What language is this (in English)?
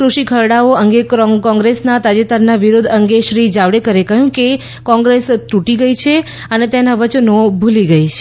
Gujarati